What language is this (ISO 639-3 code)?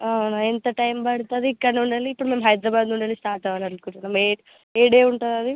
tel